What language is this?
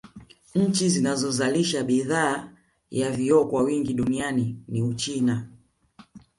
Swahili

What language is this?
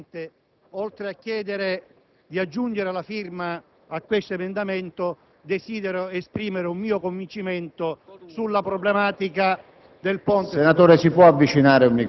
Italian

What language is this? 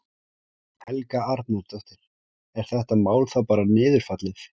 Icelandic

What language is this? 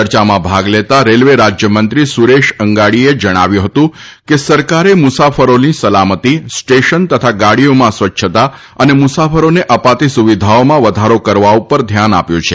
Gujarati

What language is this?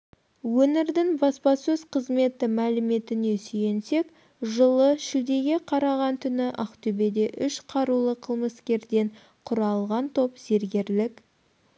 Kazakh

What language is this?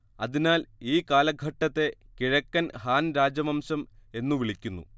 Malayalam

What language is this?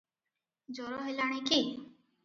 Odia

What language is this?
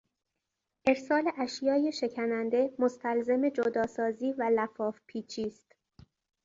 Persian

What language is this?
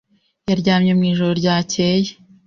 Kinyarwanda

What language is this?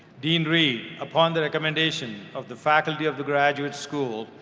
English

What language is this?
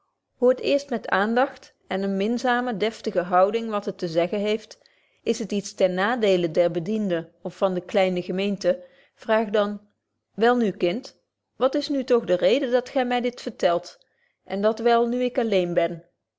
Dutch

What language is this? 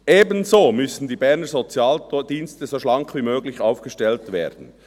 Swiss German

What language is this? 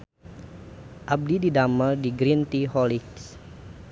Sundanese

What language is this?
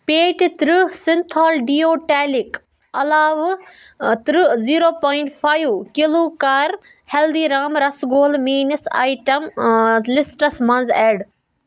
Kashmiri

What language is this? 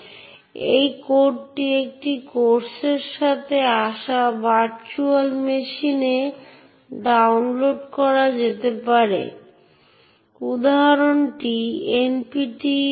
Bangla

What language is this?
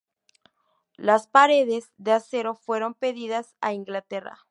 Spanish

